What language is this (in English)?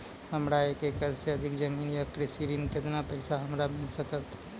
Maithili